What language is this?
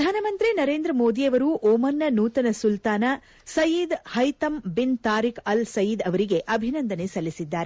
Kannada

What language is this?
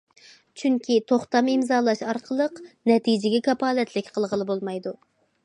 Uyghur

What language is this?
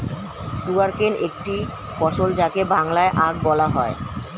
Bangla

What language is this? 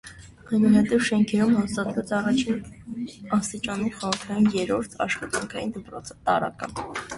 Armenian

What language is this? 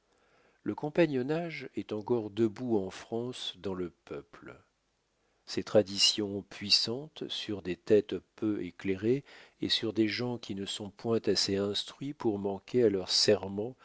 French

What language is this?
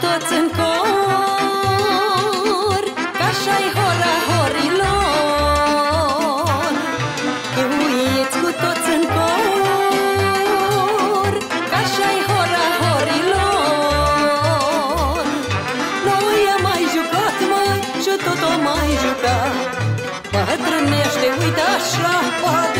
Romanian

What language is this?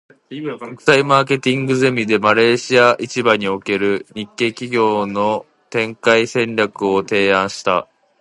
Japanese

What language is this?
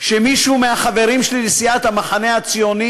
Hebrew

